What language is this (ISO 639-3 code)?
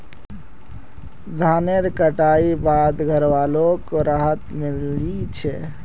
mag